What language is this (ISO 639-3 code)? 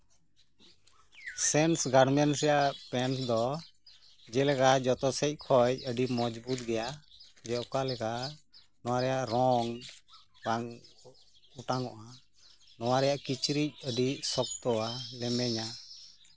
sat